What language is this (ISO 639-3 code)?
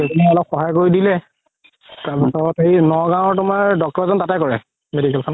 asm